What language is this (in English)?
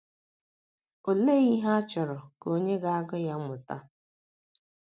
Igbo